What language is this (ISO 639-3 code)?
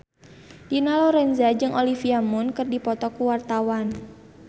sun